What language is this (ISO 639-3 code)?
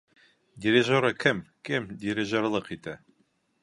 bak